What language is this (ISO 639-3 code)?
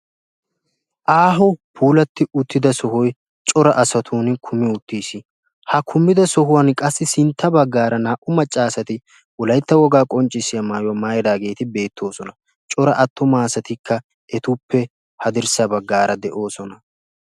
wal